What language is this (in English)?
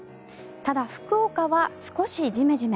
Japanese